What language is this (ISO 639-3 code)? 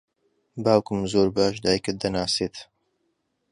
ckb